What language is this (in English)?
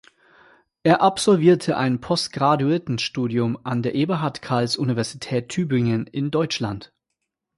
German